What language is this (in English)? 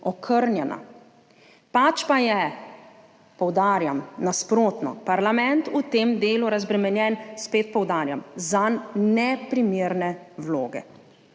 Slovenian